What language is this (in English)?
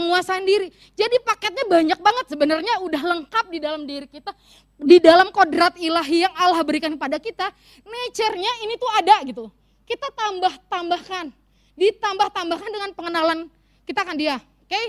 Indonesian